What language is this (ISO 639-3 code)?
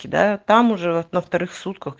rus